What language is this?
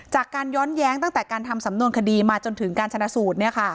Thai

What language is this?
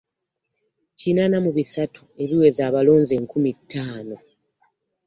Ganda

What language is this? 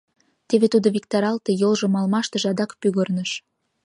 Mari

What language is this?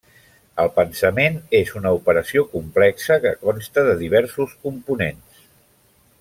Catalan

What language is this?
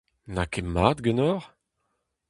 Breton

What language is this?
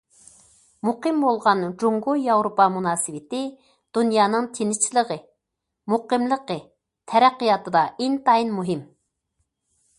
Uyghur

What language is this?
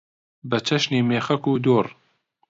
Central Kurdish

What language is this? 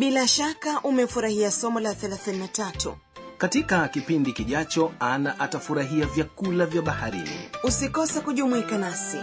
Swahili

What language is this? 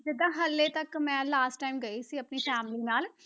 Punjabi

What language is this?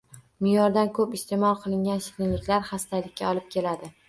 Uzbek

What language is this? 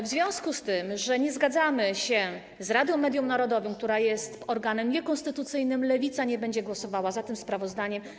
Polish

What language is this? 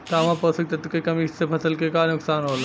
Bhojpuri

